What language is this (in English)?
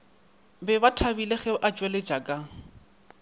Northern Sotho